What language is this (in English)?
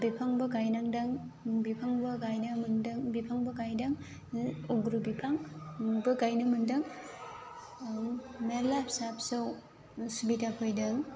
Bodo